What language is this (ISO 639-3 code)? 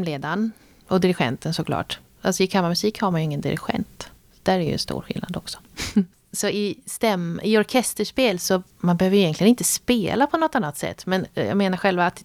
swe